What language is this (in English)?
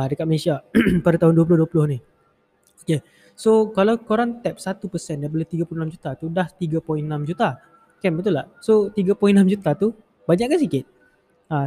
Malay